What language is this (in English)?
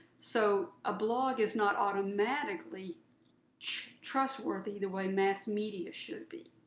English